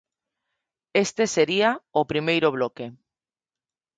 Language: Galician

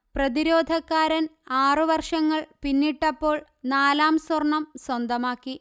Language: Malayalam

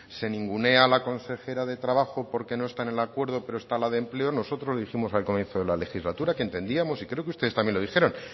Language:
Spanish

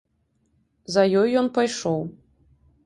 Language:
Belarusian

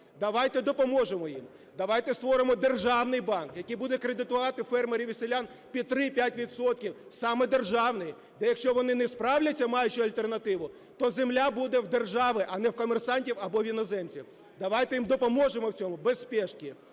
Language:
Ukrainian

